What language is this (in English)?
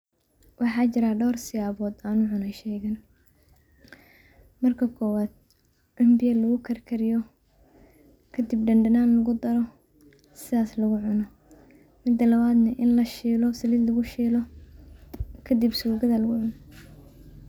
Somali